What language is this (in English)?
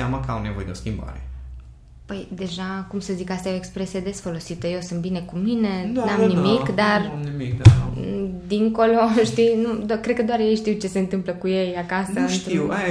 Romanian